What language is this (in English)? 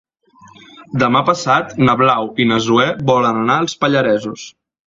Catalan